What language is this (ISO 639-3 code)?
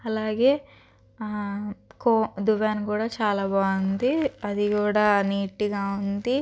tel